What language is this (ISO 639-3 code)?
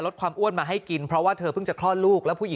tha